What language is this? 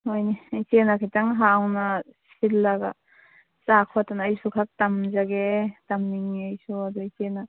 Manipuri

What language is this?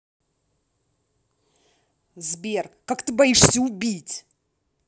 Russian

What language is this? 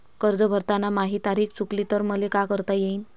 Marathi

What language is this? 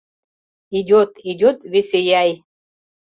Mari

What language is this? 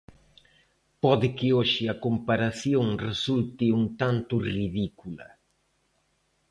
Galician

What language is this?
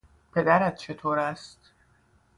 Persian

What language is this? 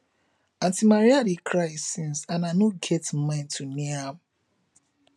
Nigerian Pidgin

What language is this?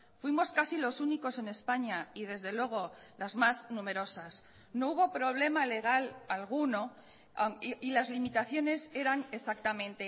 Spanish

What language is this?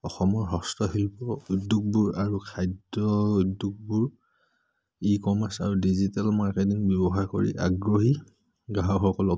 Assamese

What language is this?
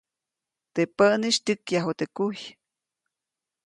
Copainalá Zoque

